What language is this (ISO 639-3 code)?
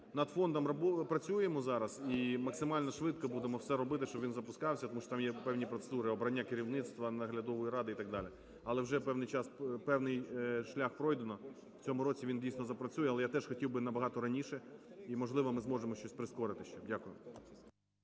ukr